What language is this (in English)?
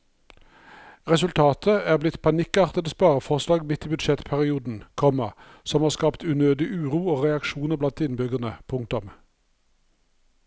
Norwegian